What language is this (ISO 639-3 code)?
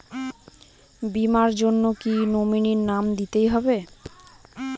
ben